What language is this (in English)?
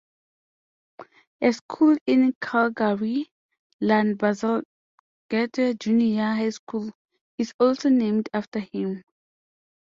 English